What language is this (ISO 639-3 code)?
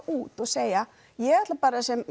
isl